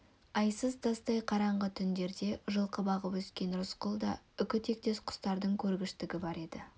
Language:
Kazakh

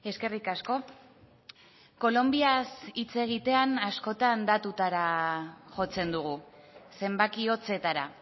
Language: Basque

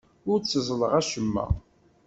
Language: Kabyle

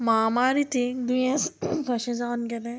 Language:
Konkani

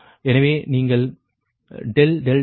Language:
Tamil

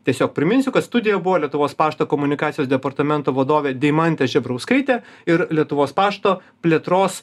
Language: Lithuanian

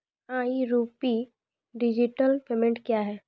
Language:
Maithili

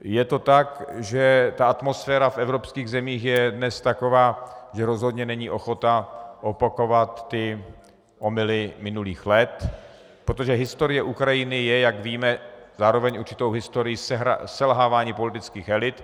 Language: Czech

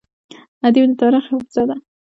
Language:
Pashto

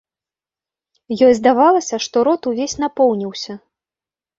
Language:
Belarusian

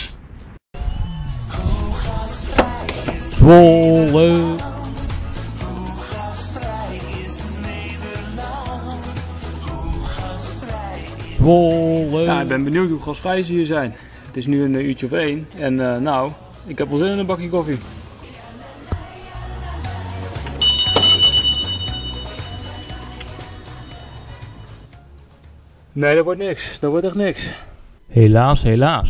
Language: Dutch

